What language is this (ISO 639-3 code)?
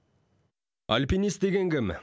kaz